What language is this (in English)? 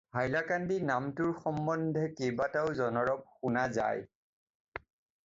Assamese